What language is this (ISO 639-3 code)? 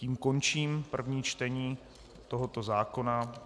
ces